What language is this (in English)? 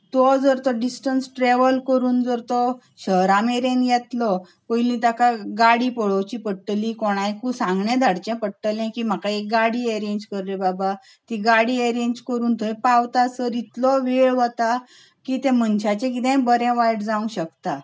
Konkani